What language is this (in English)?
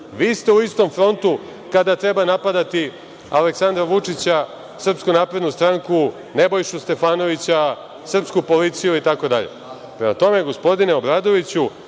Serbian